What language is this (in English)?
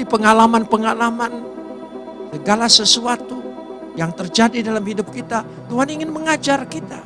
Indonesian